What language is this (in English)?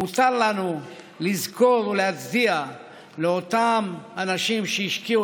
Hebrew